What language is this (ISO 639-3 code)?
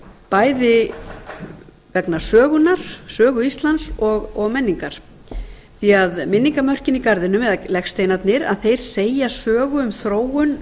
isl